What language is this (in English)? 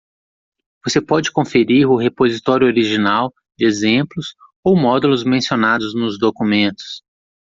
Portuguese